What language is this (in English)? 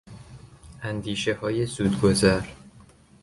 Persian